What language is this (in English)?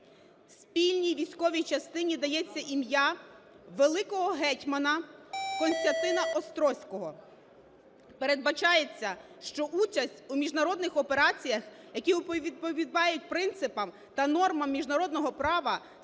Ukrainian